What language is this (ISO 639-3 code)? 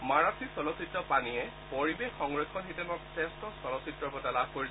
asm